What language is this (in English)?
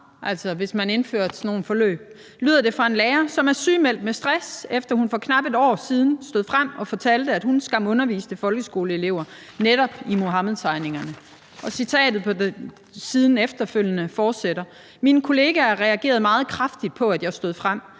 Danish